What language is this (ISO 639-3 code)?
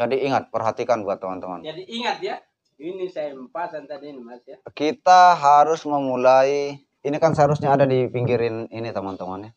ind